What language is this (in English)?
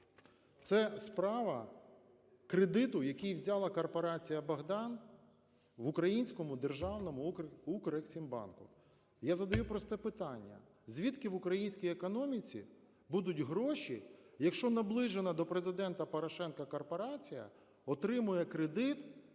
Ukrainian